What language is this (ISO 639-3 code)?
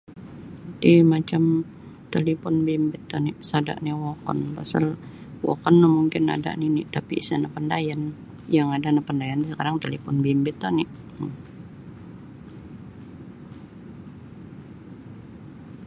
bsy